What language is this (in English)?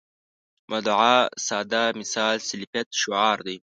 Pashto